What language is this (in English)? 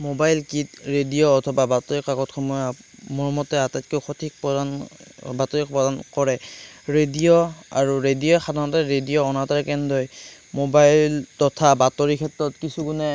Assamese